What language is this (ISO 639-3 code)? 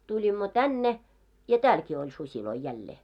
fin